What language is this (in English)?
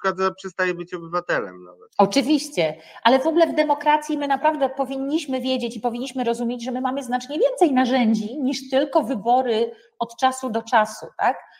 Polish